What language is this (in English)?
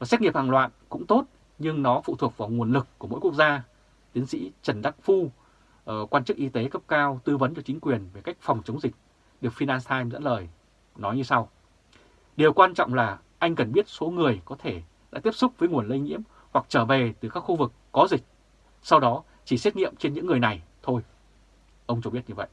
Vietnamese